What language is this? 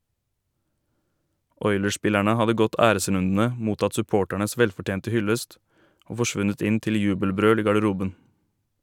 Norwegian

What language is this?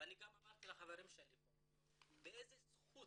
Hebrew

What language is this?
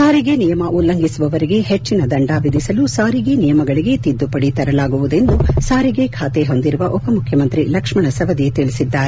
Kannada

